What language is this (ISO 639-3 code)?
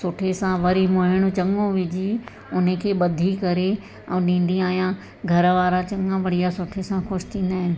snd